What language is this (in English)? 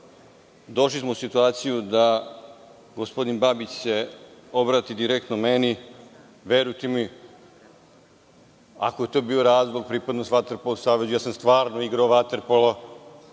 Serbian